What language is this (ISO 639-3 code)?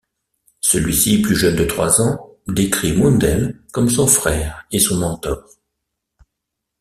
fra